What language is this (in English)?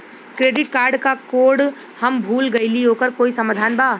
Bhojpuri